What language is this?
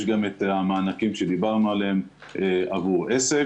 Hebrew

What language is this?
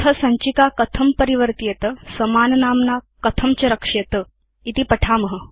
Sanskrit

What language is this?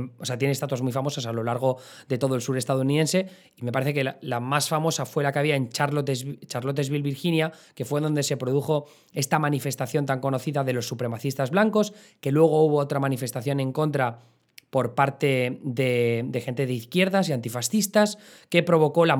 Spanish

